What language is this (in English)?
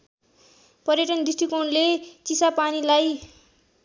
Nepali